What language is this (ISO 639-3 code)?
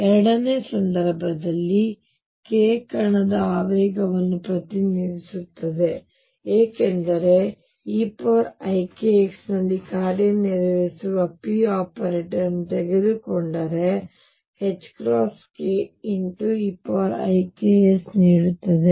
kan